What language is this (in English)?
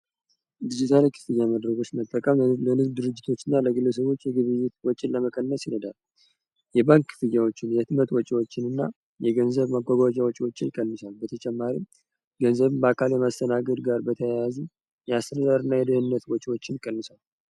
Amharic